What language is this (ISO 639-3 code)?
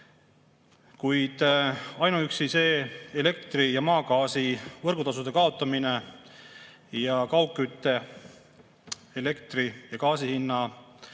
est